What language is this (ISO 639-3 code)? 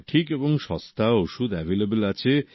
ben